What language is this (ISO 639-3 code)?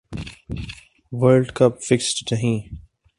urd